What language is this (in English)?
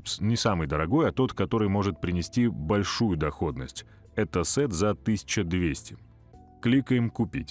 Russian